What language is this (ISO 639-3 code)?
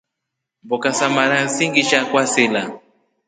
rof